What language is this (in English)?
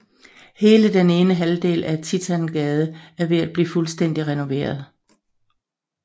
Danish